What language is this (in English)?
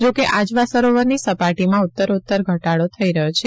Gujarati